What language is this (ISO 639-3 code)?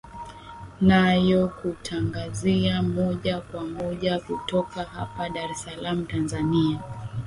swa